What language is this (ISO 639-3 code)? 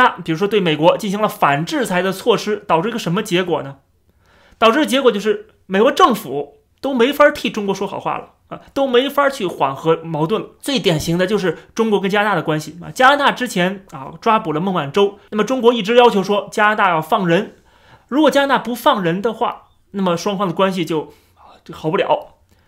zho